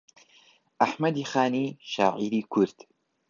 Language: Central Kurdish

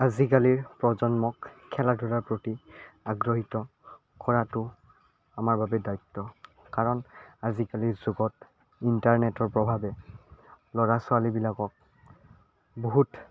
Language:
Assamese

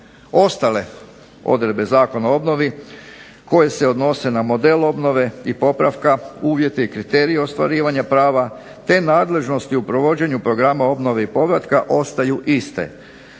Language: Croatian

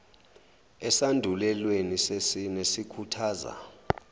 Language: Zulu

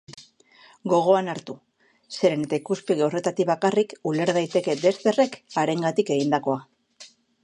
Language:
Basque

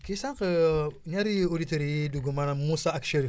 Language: Wolof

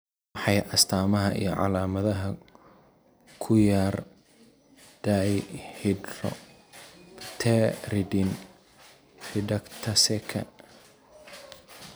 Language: Somali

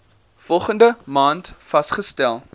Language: Afrikaans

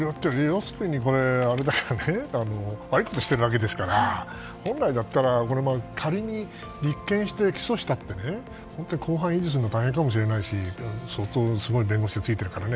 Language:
Japanese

